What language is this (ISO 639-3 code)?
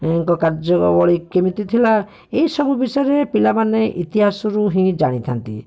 ori